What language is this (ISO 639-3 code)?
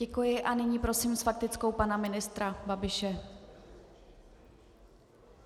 ces